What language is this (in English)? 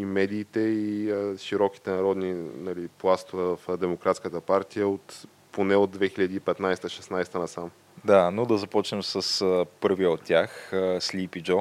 Bulgarian